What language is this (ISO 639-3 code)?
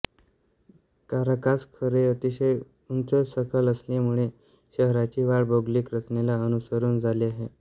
mar